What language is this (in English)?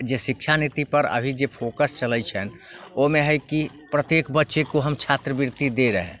Maithili